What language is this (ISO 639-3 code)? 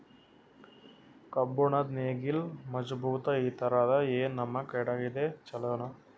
kan